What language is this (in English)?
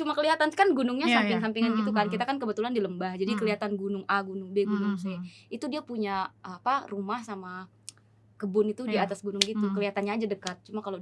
Indonesian